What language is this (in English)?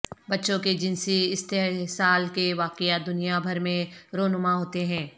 Urdu